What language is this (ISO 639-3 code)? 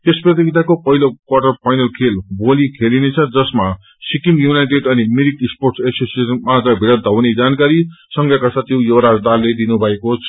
nep